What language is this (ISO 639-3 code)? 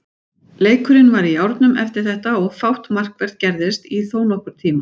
isl